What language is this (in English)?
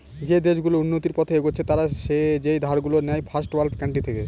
Bangla